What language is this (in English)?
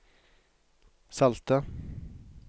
Norwegian